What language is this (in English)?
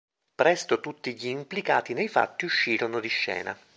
Italian